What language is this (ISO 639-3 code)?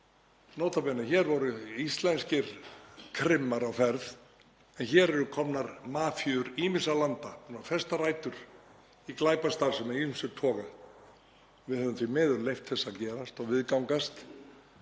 isl